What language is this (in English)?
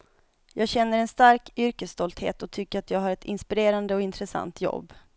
Swedish